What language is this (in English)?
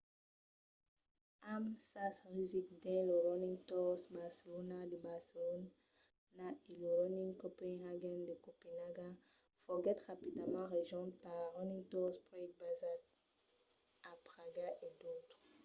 Occitan